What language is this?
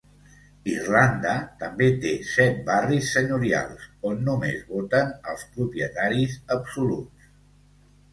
Catalan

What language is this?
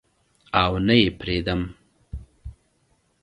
Pashto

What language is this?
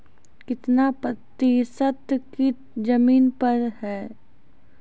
Maithili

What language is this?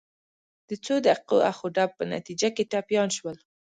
Pashto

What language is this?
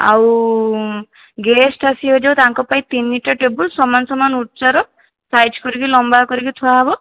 Odia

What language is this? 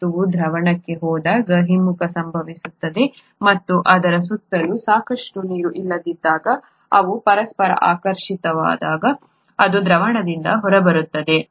Kannada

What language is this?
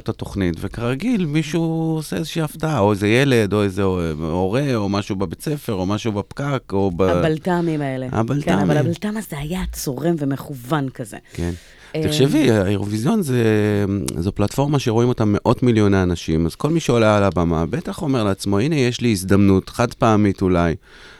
Hebrew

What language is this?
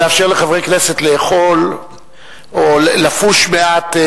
Hebrew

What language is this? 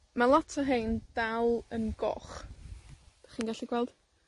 Welsh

